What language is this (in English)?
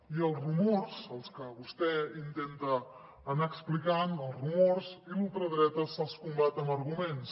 Catalan